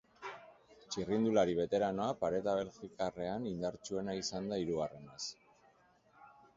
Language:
Basque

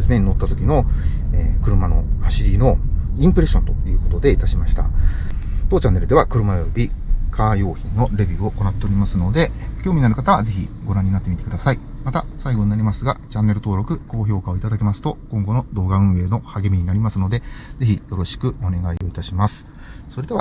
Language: Japanese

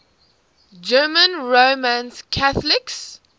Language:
English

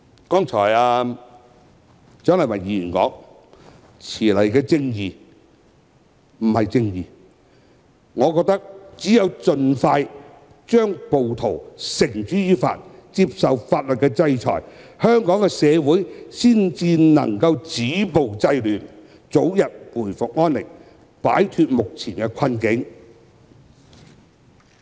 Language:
Cantonese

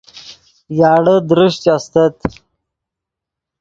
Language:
Yidgha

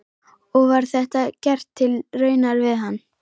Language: Icelandic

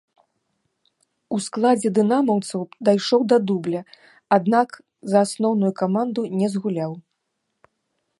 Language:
Belarusian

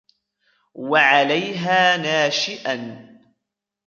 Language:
Arabic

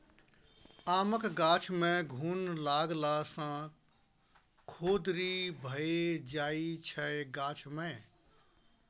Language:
Maithili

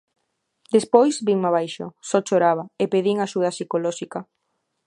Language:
Galician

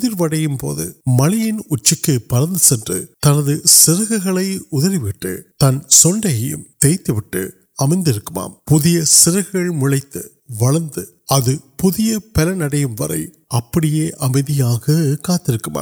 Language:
Urdu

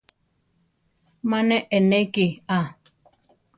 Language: Central Tarahumara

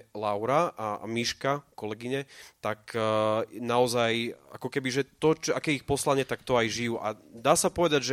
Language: Slovak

